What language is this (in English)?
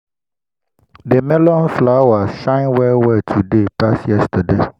Nigerian Pidgin